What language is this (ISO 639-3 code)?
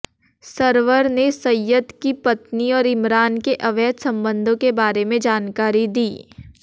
hin